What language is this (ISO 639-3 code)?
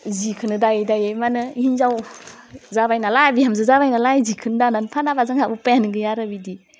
brx